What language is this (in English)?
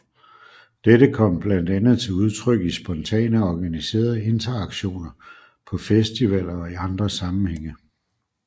Danish